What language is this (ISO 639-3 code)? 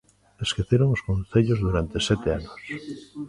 glg